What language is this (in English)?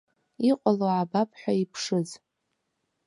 Abkhazian